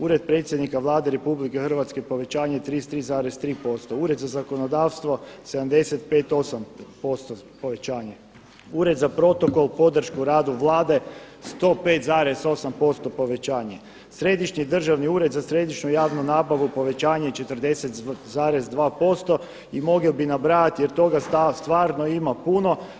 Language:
Croatian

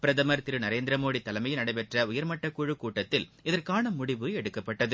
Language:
Tamil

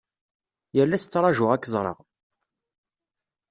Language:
Kabyle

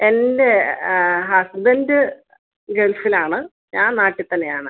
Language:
Malayalam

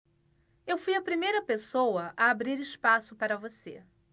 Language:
Portuguese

